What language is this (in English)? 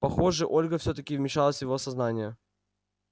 Russian